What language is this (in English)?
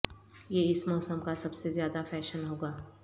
Urdu